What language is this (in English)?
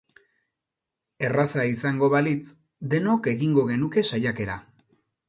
Basque